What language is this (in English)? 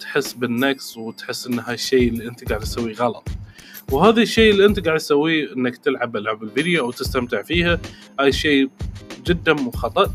Arabic